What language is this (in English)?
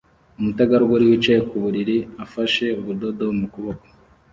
Kinyarwanda